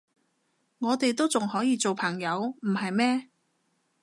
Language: Cantonese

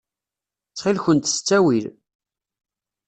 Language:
Kabyle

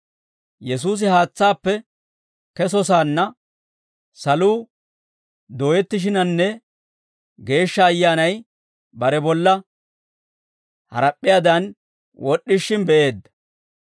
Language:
Dawro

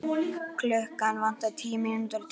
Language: Icelandic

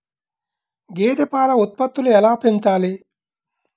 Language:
Telugu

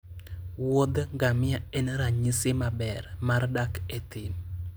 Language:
Luo (Kenya and Tanzania)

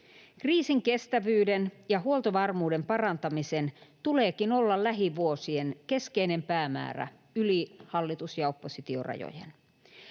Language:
Finnish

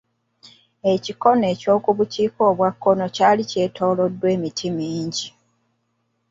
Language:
Ganda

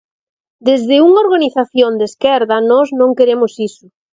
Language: Galician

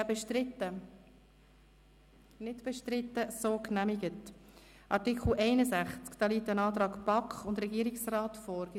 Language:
Swiss German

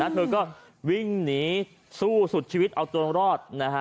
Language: Thai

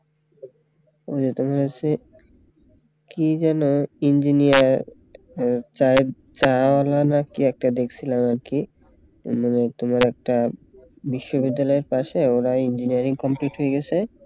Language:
Bangla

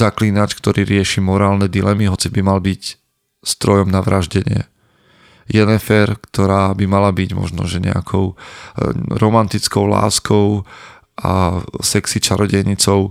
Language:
Slovak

